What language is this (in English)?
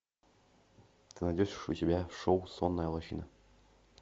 Russian